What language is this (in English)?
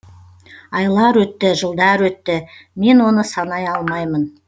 Kazakh